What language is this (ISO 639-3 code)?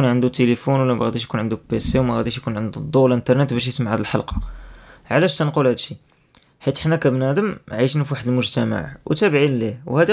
ara